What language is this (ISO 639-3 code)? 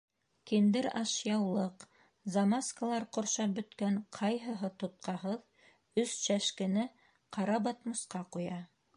bak